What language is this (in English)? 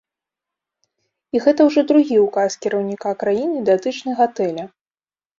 Belarusian